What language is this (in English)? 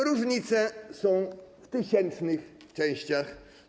Polish